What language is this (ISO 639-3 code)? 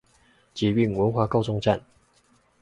zho